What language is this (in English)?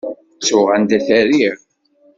Kabyle